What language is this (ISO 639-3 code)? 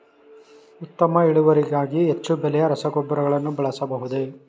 kan